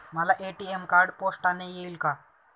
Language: Marathi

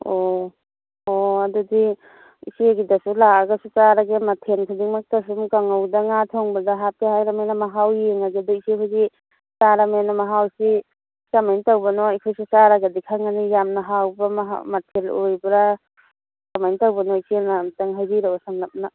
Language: Manipuri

